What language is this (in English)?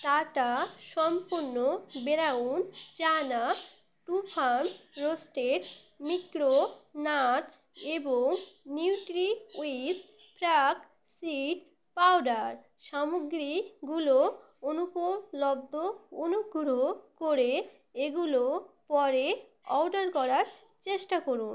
Bangla